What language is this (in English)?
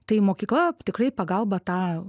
Lithuanian